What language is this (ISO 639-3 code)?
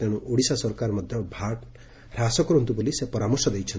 ori